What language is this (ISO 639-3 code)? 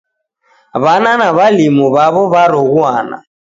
dav